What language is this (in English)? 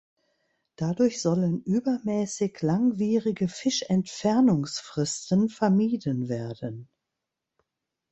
German